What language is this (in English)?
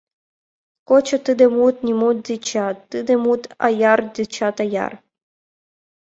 Mari